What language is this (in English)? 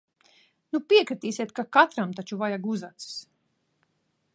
Latvian